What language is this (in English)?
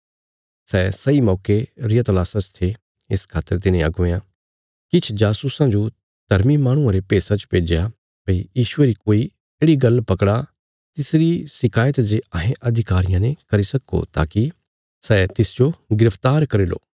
Bilaspuri